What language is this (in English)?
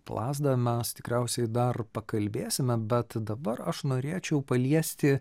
Lithuanian